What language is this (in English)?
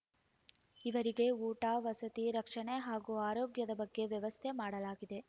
Kannada